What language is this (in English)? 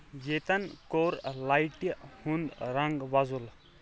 Kashmiri